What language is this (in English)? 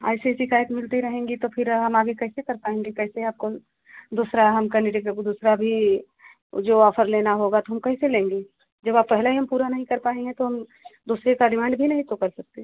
Hindi